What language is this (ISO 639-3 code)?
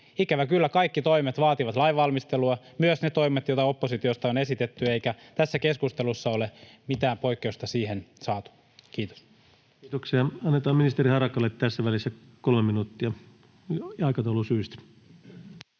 fin